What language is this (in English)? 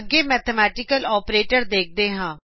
Punjabi